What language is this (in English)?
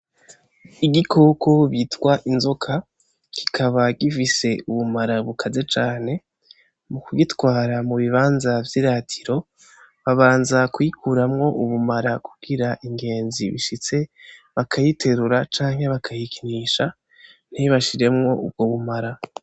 Rundi